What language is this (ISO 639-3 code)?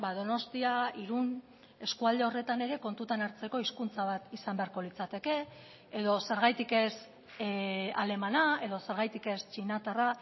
eus